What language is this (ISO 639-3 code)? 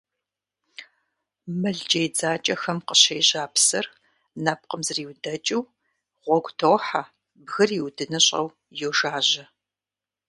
kbd